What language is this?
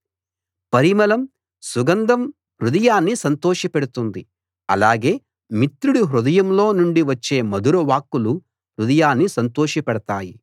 Telugu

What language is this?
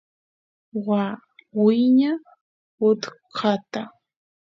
Santiago del Estero Quichua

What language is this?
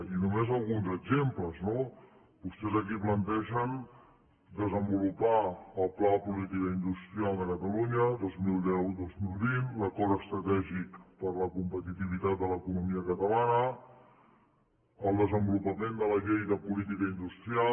Catalan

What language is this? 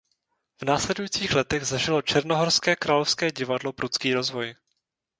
Czech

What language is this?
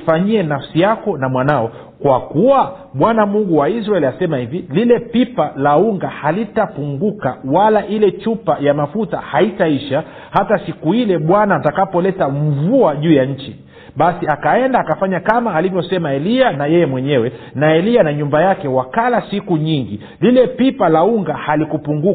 Swahili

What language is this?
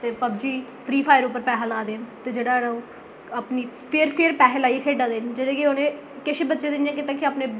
Dogri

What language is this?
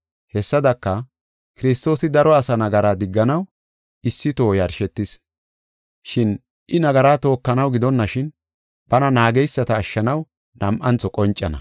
Gofa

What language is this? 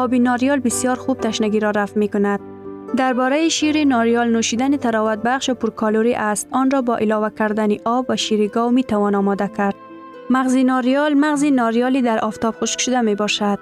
Persian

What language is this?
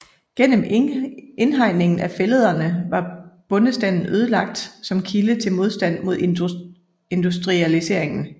Danish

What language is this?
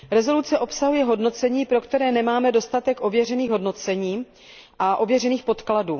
Czech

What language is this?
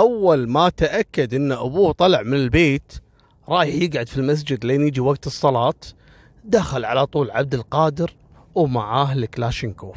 Arabic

